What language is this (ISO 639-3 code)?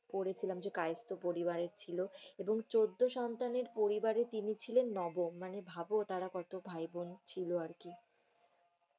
ben